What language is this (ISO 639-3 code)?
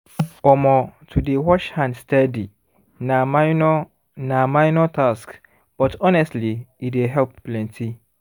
pcm